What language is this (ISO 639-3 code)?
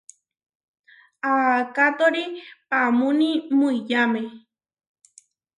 var